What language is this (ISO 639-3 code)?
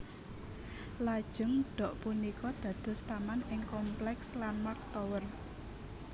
jav